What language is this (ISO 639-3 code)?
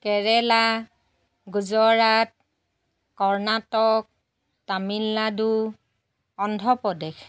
asm